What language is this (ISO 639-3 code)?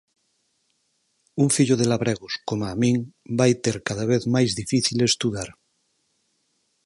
glg